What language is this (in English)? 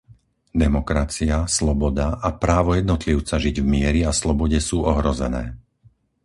Slovak